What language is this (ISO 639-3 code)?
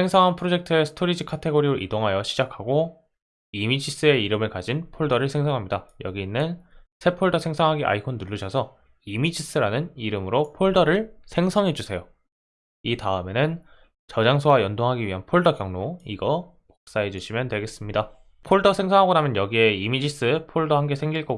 kor